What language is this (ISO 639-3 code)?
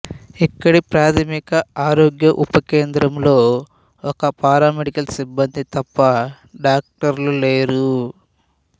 tel